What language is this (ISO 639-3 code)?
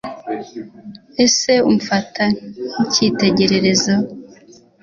kin